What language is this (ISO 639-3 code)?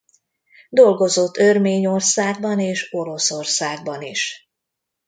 hun